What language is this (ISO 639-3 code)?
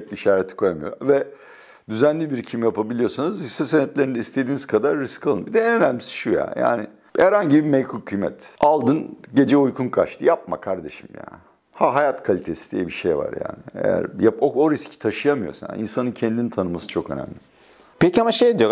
tur